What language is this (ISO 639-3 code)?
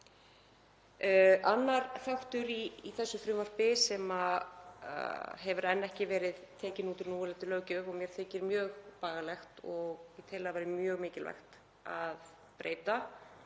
isl